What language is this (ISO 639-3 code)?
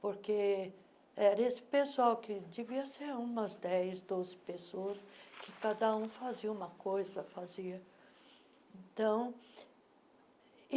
por